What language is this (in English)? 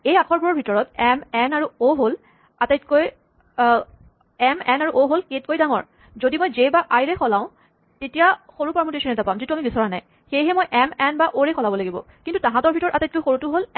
Assamese